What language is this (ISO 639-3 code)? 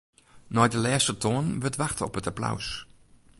fry